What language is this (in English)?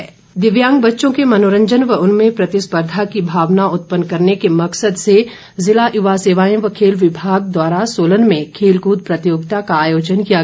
Hindi